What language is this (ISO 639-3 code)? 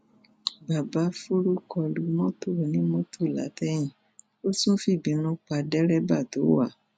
yor